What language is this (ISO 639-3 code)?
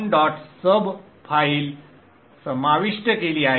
mar